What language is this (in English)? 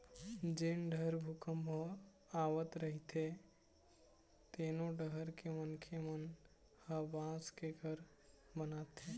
Chhattisgarhi